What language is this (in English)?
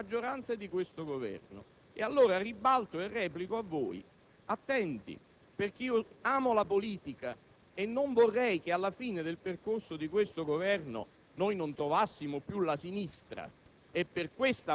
Italian